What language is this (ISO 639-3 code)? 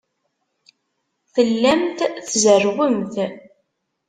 kab